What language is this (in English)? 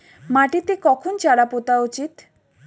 Bangla